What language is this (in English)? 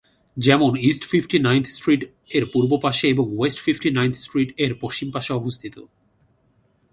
Bangla